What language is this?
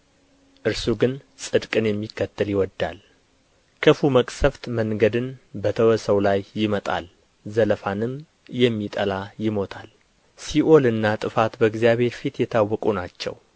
Amharic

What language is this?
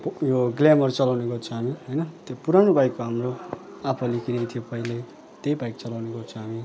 Nepali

